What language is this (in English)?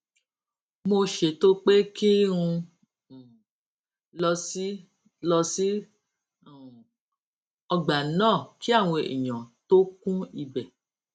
Yoruba